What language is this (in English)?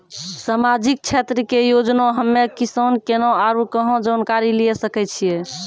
Maithili